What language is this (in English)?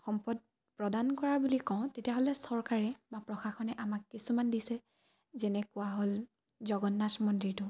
Assamese